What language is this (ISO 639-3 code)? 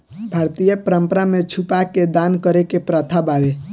bho